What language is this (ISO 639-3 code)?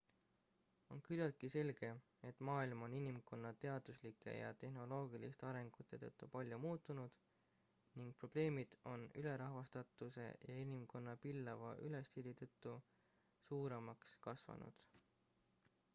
est